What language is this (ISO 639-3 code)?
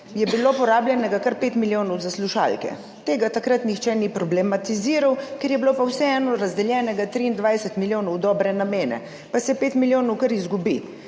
slv